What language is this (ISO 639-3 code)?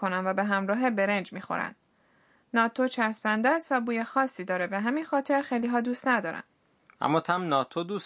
fas